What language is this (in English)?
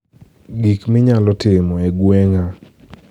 Luo (Kenya and Tanzania)